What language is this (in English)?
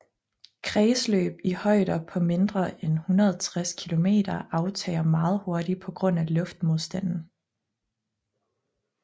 Danish